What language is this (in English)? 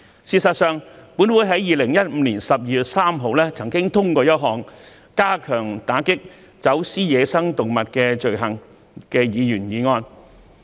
Cantonese